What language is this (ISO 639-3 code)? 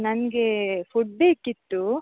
kan